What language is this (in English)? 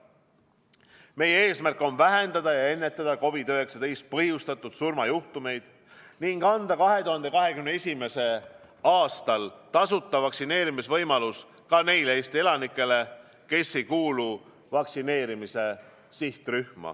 Estonian